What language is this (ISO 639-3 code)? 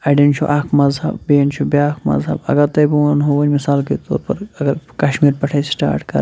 kas